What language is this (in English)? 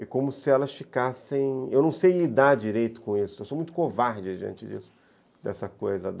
Portuguese